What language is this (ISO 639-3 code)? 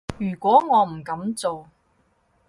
yue